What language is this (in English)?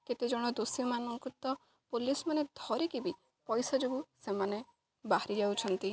Odia